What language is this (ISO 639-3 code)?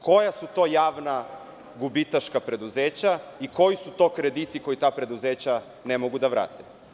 srp